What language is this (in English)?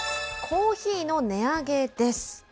Japanese